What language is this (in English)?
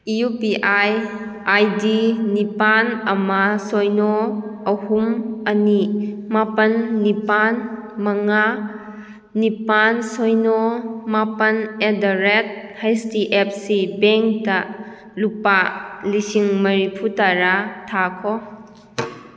Manipuri